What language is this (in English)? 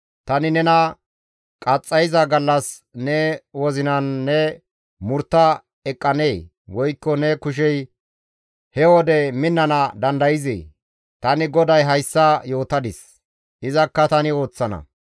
Gamo